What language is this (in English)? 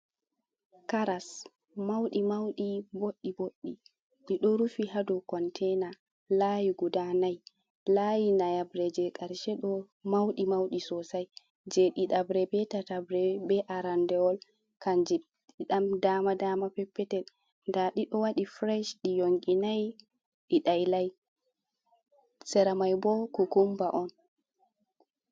Fula